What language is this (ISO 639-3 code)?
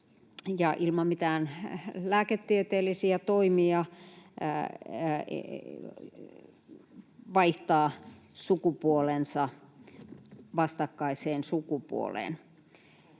fin